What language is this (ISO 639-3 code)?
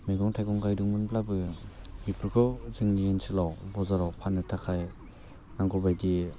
brx